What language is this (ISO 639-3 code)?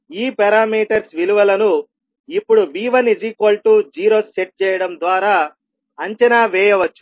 tel